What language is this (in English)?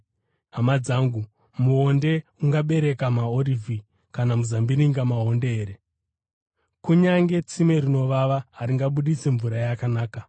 Shona